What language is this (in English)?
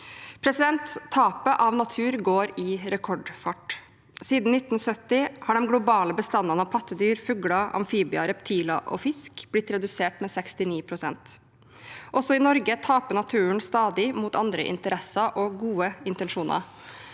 Norwegian